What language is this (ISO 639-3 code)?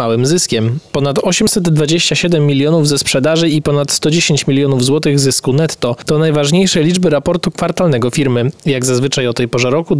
pol